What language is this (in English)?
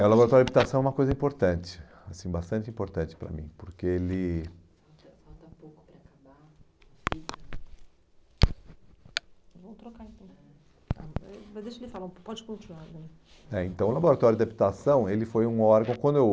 Portuguese